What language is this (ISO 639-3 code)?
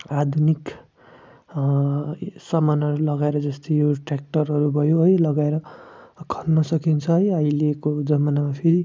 nep